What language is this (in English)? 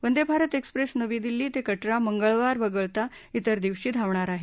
Marathi